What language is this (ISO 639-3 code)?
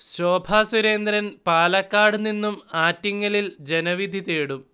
mal